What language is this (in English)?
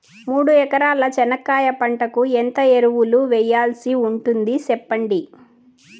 Telugu